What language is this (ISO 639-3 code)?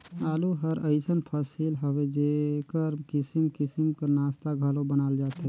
hne